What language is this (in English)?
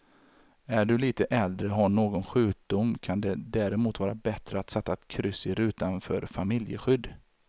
Swedish